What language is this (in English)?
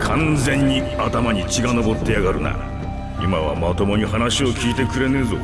Japanese